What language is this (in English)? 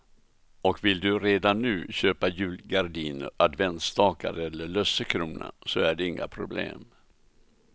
Swedish